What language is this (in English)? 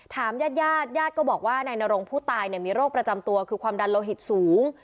Thai